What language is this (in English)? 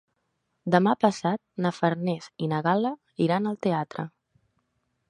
Catalan